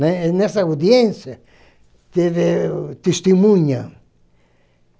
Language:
Portuguese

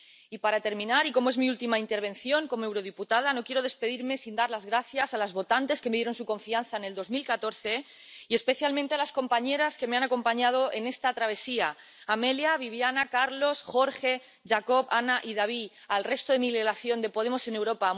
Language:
Spanish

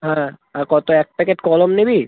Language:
Bangla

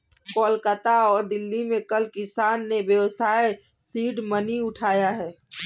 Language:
Hindi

